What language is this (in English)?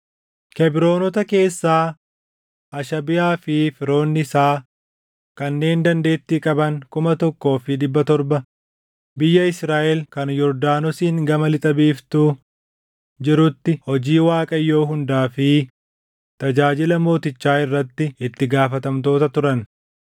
Oromo